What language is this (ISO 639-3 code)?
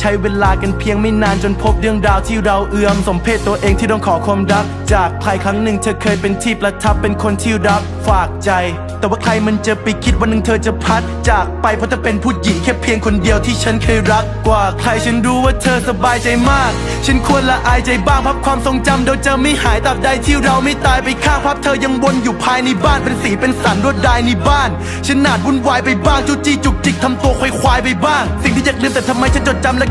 tha